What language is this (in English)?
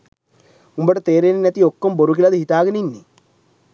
Sinhala